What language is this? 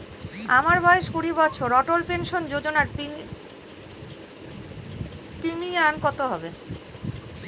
Bangla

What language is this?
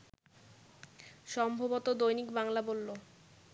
Bangla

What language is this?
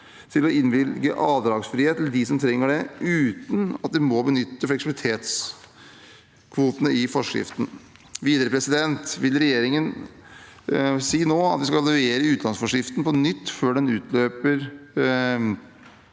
Norwegian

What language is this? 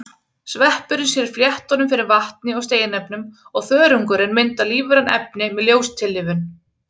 Icelandic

